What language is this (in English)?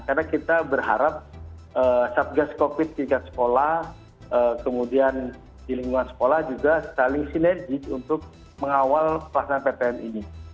Indonesian